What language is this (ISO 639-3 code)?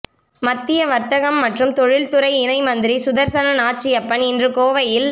tam